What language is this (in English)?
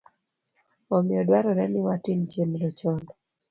Luo (Kenya and Tanzania)